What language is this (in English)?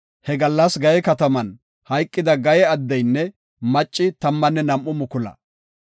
Gofa